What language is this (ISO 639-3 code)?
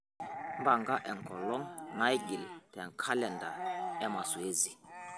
mas